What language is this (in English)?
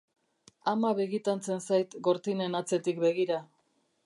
Basque